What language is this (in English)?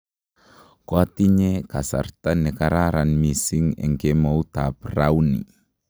Kalenjin